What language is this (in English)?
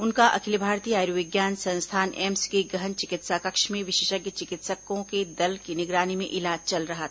Hindi